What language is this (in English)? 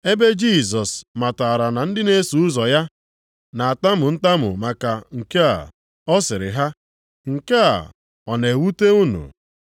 Igbo